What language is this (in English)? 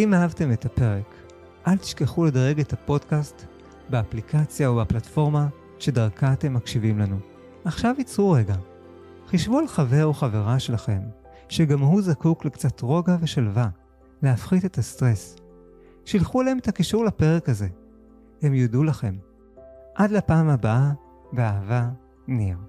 Hebrew